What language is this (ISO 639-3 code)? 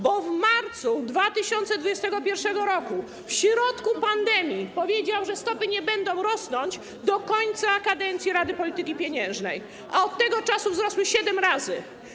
pol